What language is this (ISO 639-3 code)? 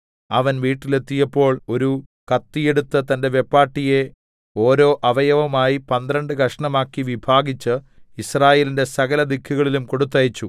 mal